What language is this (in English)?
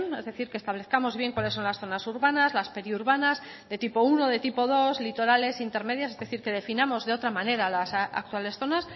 Spanish